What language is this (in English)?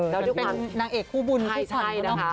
Thai